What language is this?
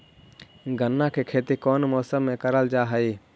Magahi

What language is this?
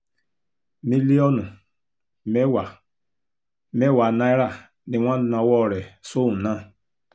Yoruba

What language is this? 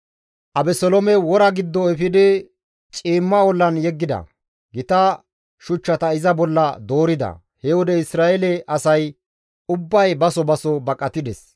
Gamo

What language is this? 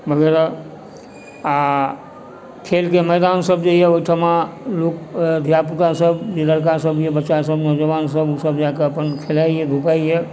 Maithili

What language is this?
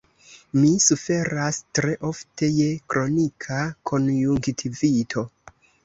Esperanto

